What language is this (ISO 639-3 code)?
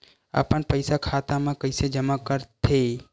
hne